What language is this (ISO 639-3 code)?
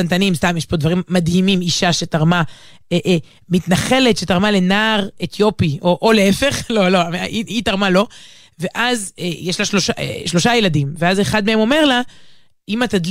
heb